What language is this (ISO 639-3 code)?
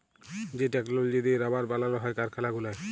ben